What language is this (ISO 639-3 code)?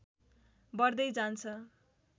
nep